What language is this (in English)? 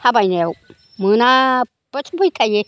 Bodo